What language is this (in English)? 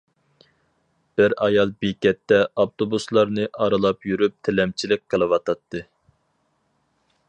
Uyghur